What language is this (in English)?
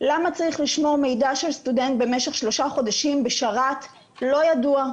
Hebrew